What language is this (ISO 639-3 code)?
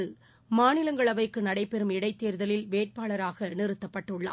tam